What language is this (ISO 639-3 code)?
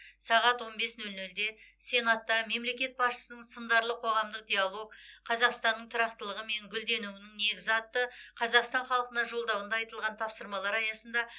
kaz